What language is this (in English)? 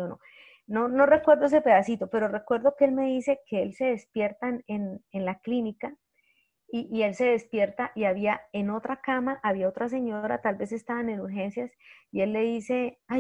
Spanish